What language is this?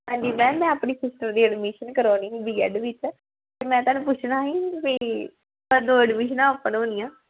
Punjabi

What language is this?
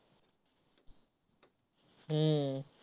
Marathi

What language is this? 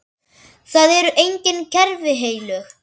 Icelandic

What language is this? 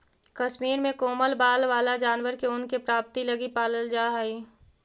Magahi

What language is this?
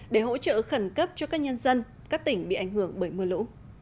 Vietnamese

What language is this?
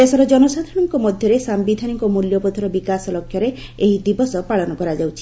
Odia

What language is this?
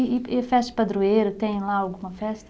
Portuguese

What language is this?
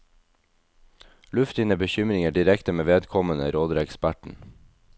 Norwegian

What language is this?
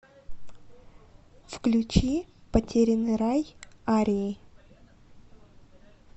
Russian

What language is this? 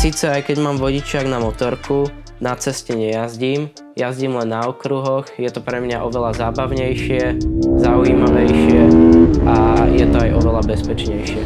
Slovak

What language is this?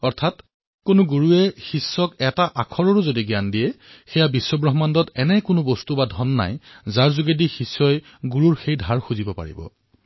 Assamese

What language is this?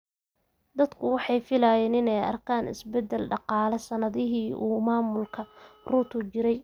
Somali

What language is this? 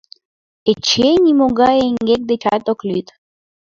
Mari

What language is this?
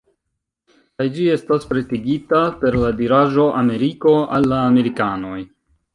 Esperanto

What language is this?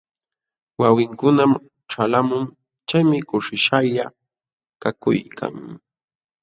Jauja Wanca Quechua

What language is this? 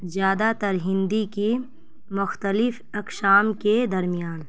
Urdu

